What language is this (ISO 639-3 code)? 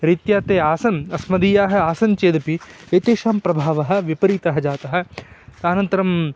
san